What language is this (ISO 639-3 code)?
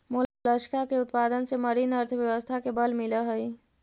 mag